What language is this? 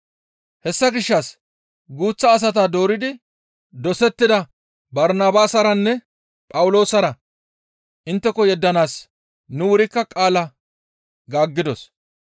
Gamo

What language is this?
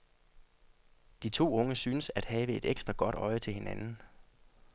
Danish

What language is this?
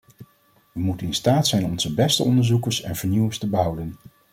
Dutch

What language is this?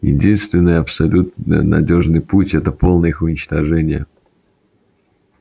Russian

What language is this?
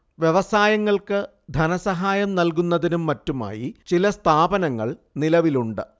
Malayalam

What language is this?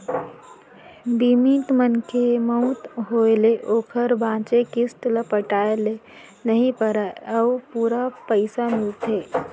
Chhattisgarhi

